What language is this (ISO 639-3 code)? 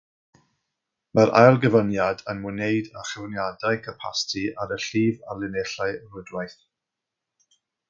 cym